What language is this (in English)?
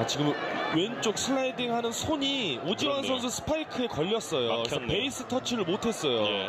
Korean